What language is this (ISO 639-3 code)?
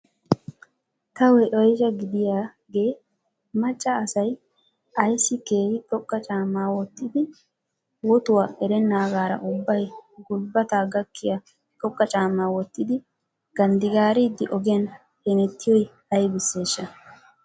wal